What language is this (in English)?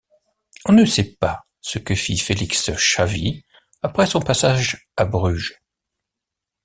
French